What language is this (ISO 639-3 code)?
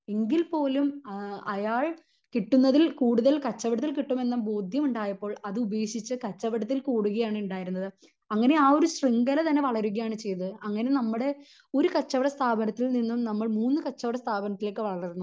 mal